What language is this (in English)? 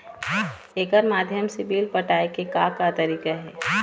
Chhattisgarhi